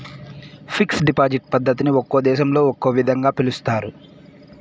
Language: Telugu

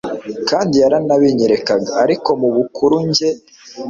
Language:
Kinyarwanda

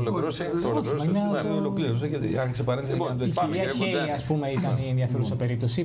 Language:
Greek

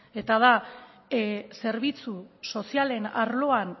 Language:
Basque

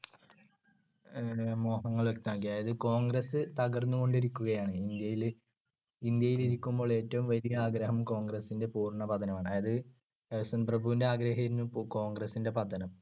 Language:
Malayalam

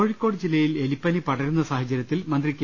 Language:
Malayalam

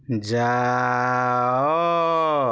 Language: Odia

